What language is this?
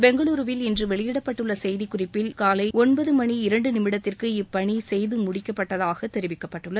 Tamil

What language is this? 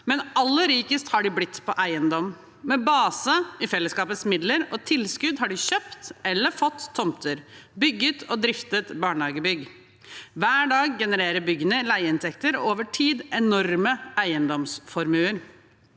Norwegian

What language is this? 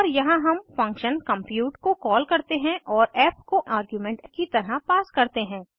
Hindi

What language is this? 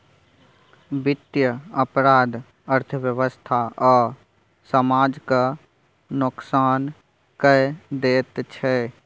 Maithili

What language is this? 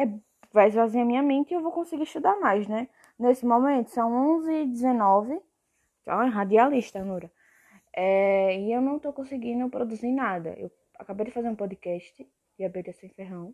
Portuguese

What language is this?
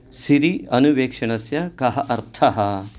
Sanskrit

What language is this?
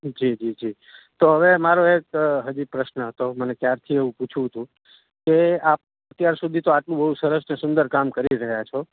Gujarati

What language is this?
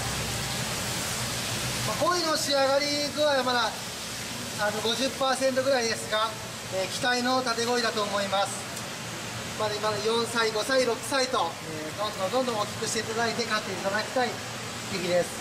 Japanese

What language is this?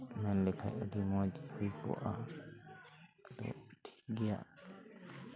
Santali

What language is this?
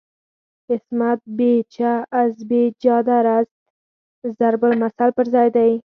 Pashto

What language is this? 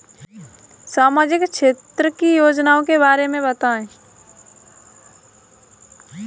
Hindi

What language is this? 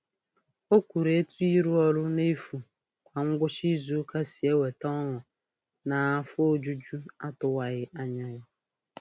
Igbo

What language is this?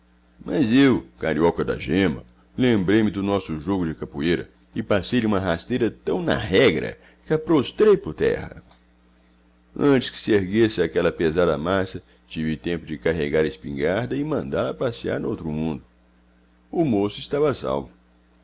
Portuguese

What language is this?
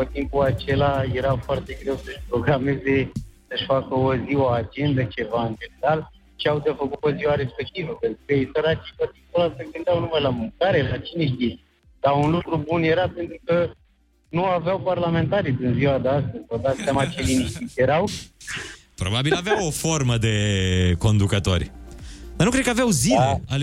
Romanian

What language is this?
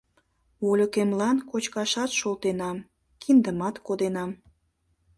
Mari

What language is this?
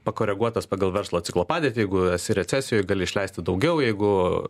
Lithuanian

